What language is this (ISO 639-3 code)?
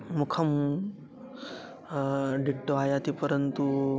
san